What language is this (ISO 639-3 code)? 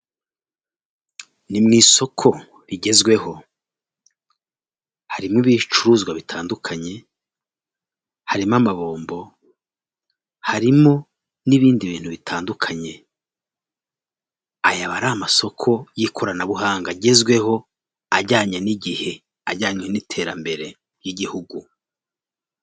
kin